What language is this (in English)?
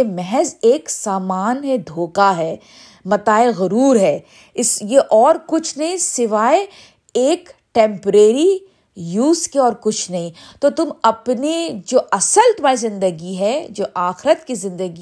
Urdu